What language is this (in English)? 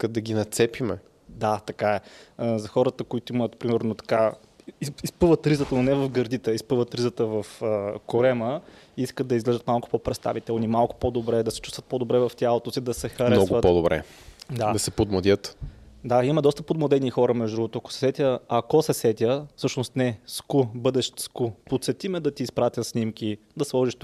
Bulgarian